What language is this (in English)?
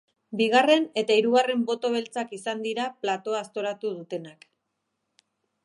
Basque